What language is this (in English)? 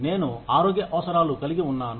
Telugu